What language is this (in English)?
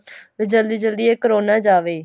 Punjabi